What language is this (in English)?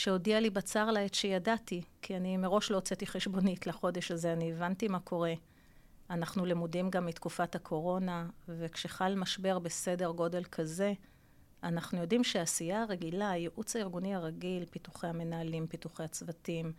Hebrew